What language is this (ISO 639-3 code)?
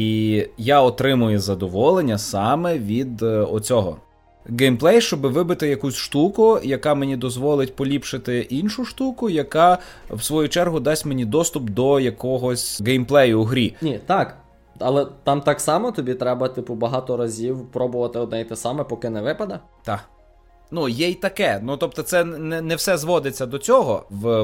ukr